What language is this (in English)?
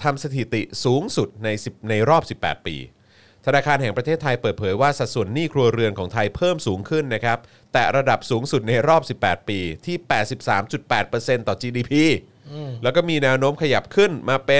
Thai